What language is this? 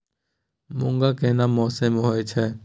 Maithili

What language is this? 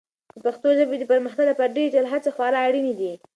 Pashto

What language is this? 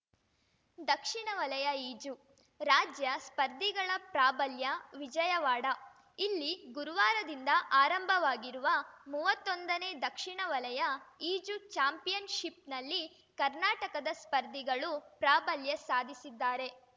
Kannada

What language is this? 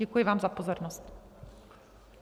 Czech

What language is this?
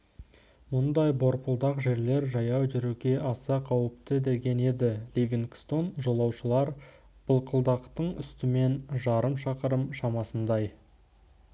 Kazakh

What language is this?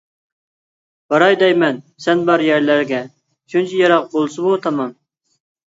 Uyghur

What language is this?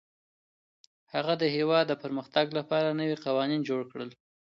Pashto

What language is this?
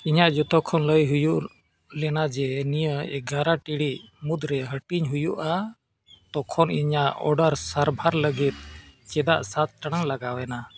Santali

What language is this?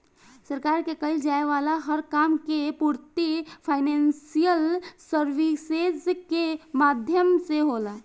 Bhojpuri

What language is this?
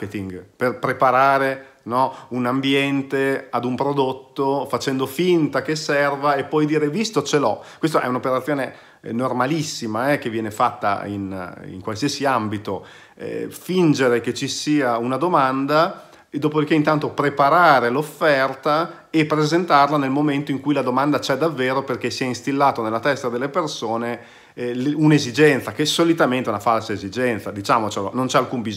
Italian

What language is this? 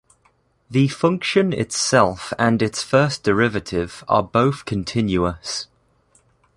English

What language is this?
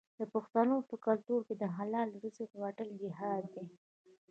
Pashto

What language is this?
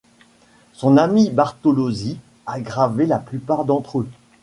French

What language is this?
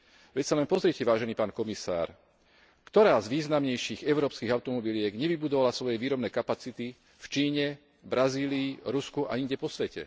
Slovak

